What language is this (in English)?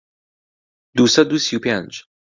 Central Kurdish